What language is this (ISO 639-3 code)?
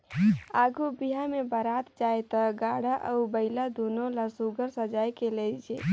hne